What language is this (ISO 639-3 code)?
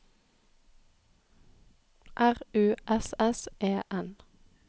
nor